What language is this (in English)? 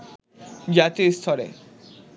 Bangla